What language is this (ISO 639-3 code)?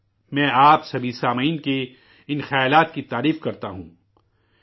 urd